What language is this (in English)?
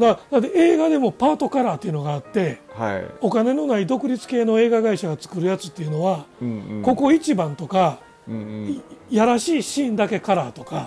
Japanese